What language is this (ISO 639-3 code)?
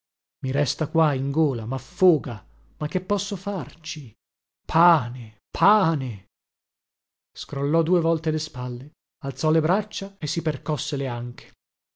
ita